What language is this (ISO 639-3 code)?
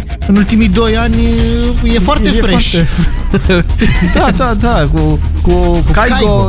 ron